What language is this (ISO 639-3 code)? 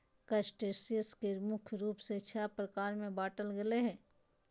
mag